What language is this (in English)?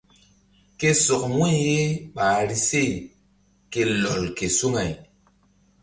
Mbum